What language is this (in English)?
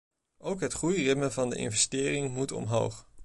Dutch